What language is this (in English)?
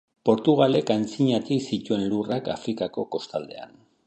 Basque